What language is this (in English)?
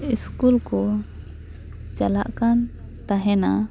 Santali